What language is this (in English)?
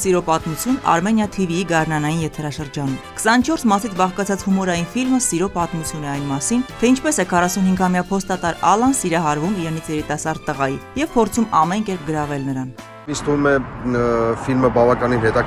Romanian